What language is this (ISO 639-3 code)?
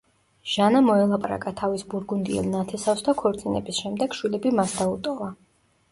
kat